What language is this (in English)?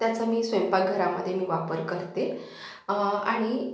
Marathi